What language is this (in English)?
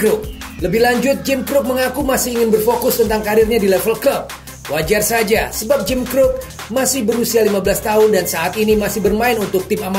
Indonesian